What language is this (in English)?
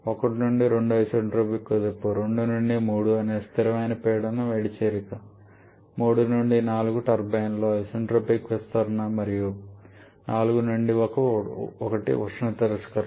Telugu